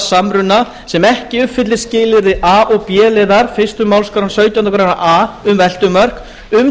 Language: Icelandic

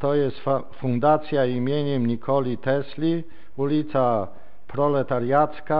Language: Polish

